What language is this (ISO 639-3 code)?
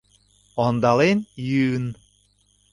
chm